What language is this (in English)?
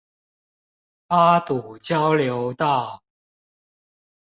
Chinese